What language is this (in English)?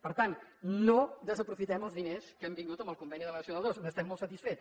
Catalan